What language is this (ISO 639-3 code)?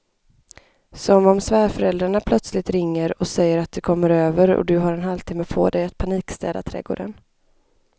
swe